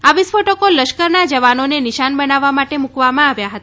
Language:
Gujarati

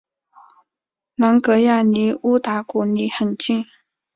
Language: Chinese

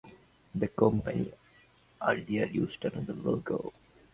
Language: English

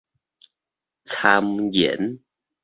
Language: Min Nan Chinese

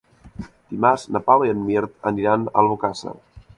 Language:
Catalan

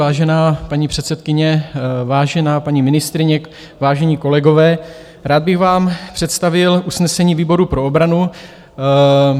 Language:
Czech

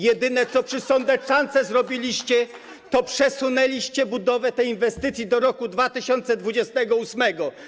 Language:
Polish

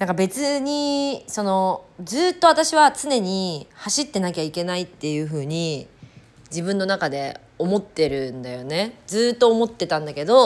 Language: Japanese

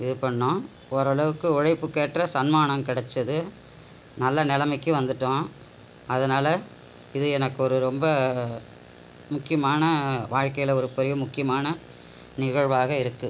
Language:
Tamil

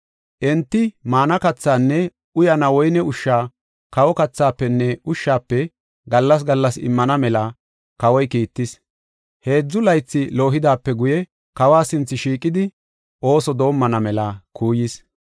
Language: Gofa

